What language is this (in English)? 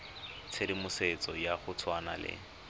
Tswana